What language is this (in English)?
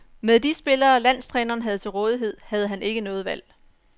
Danish